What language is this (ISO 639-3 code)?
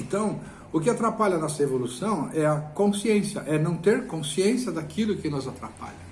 por